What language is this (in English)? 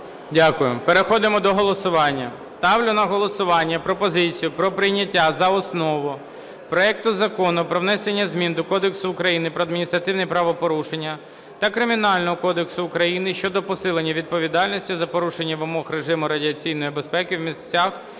Ukrainian